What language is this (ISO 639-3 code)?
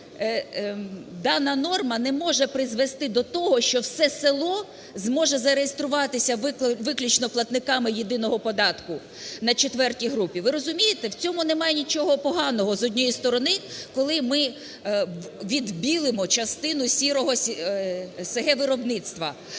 ukr